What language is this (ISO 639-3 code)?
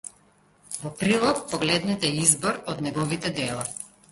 mkd